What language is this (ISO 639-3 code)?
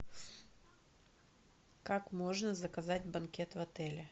rus